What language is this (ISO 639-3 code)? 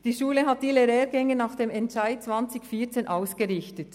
gsw